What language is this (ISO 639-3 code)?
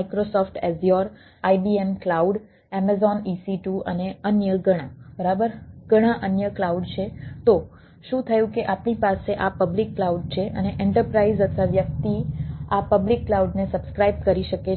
guj